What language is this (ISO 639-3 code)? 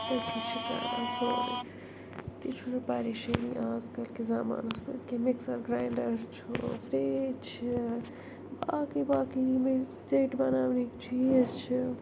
kas